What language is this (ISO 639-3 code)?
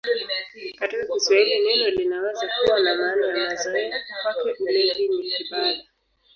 swa